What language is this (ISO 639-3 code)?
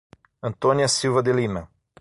por